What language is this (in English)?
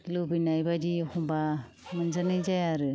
Bodo